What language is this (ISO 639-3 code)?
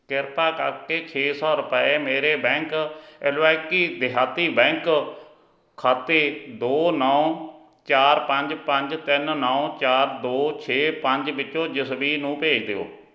pan